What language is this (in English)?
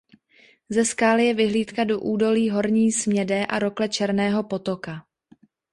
Czech